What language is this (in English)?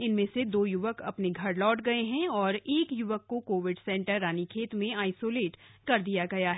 Hindi